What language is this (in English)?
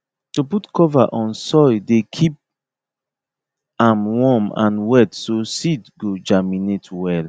Nigerian Pidgin